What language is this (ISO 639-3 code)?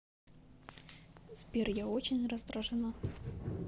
rus